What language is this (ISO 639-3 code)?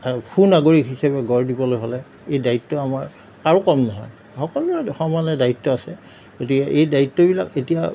asm